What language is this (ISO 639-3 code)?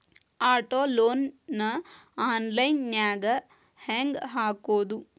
kan